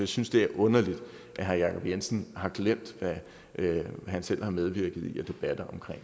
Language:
Danish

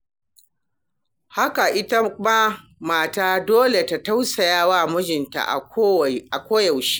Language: Hausa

